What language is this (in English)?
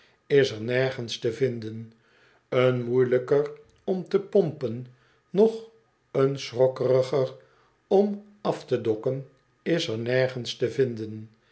Dutch